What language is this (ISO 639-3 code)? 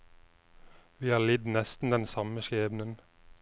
nor